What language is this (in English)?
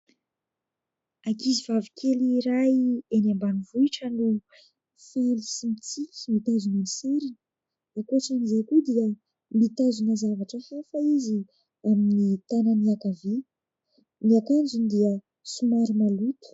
Malagasy